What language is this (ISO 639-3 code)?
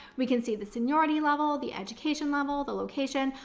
eng